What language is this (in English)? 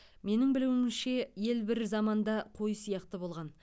Kazakh